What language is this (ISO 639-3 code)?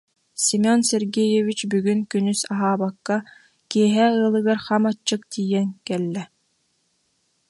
sah